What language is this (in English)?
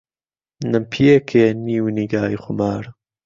Central Kurdish